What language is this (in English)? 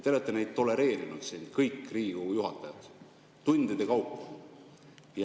Estonian